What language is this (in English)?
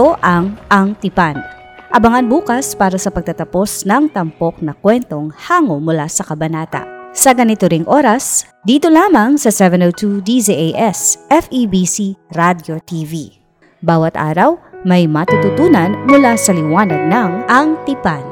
Filipino